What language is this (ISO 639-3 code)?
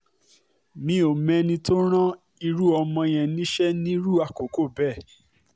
yor